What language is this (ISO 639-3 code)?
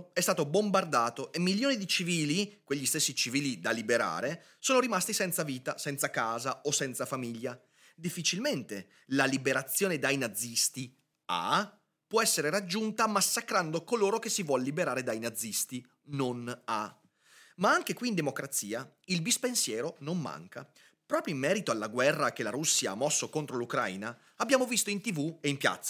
ita